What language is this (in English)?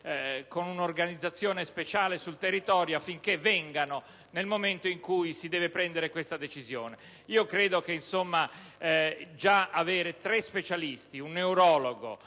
Italian